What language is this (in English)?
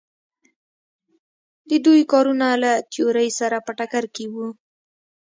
Pashto